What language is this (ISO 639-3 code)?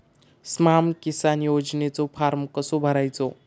mar